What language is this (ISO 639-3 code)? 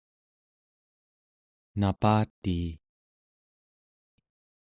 esu